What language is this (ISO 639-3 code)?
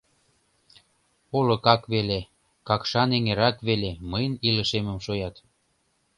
chm